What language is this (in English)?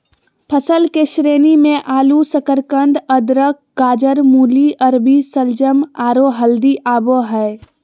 Magahi